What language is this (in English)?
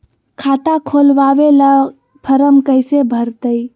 Magahi